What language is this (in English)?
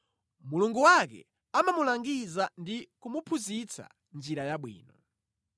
Nyanja